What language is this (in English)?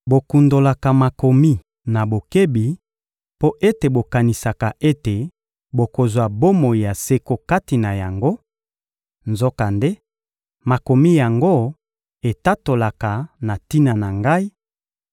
Lingala